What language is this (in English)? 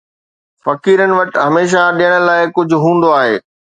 Sindhi